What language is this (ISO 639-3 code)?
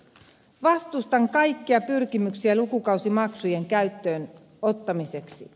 fin